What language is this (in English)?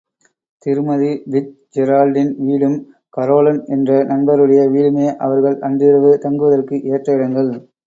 Tamil